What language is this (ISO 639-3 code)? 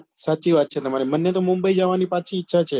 guj